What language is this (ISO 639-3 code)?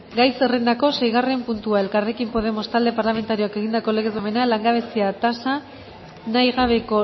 eus